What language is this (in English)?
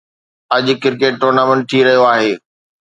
Sindhi